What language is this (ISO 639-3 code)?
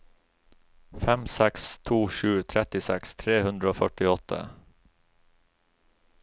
nor